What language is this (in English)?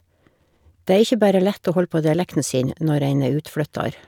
Norwegian